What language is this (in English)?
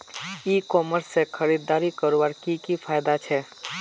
Magahi